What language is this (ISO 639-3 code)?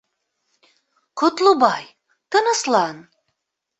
bak